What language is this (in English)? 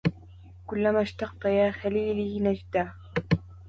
Arabic